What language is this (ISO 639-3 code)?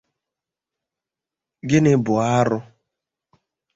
ibo